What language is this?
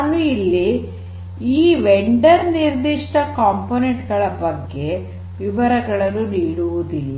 Kannada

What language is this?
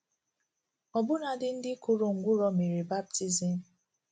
Igbo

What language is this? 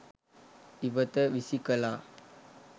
Sinhala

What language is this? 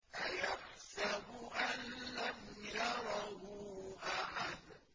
Arabic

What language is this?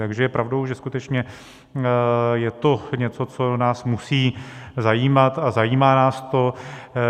Czech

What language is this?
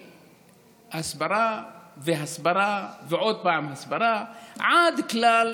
Hebrew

